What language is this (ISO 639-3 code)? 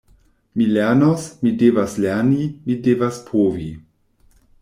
epo